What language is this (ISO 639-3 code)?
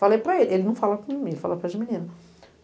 por